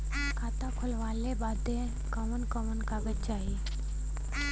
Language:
Bhojpuri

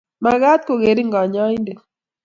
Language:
Kalenjin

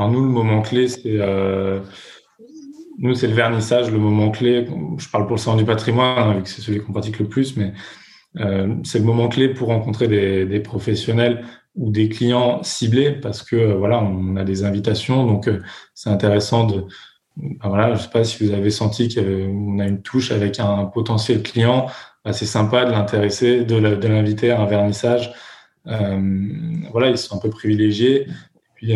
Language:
French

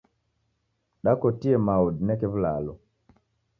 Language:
Taita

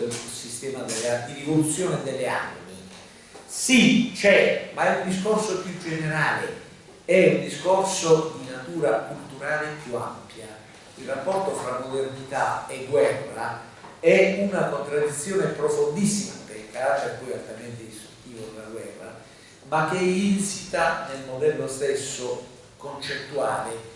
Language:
Italian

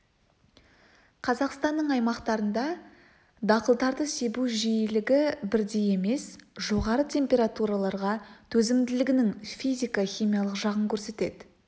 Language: Kazakh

